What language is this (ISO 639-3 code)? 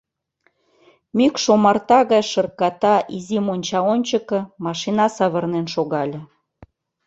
chm